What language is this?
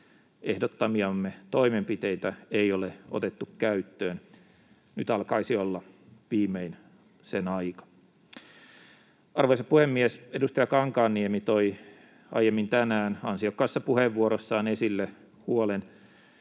Finnish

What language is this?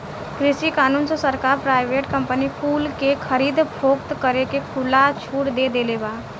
Bhojpuri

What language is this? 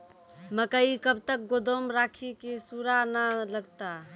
Maithili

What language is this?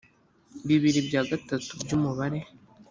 Kinyarwanda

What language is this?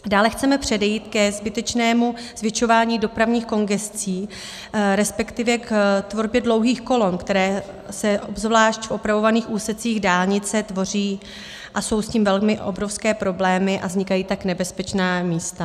Czech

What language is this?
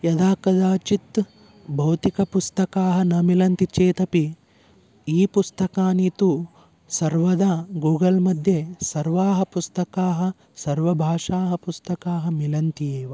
Sanskrit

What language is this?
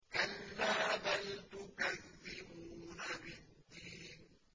Arabic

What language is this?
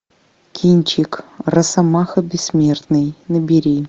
Russian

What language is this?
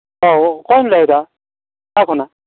Santali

